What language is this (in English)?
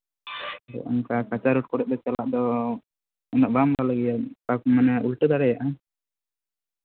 Santali